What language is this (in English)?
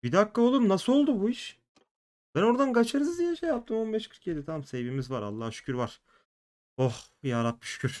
Turkish